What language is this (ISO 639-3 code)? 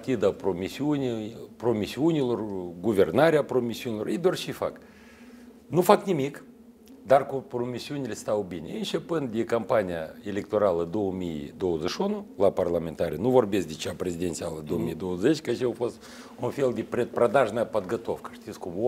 rus